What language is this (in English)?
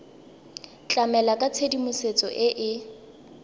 Tswana